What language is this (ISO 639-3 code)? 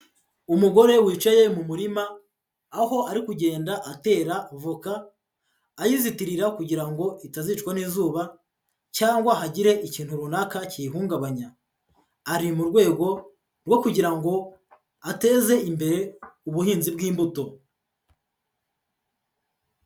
kin